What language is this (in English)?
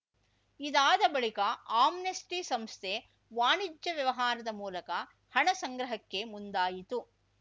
Kannada